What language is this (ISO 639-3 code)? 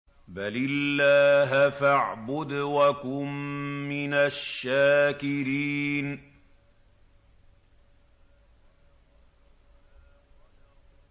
ara